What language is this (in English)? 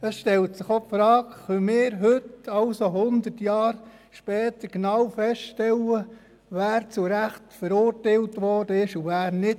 Swiss German